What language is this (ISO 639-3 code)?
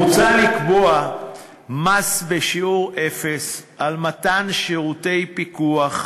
heb